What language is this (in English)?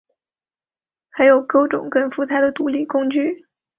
Chinese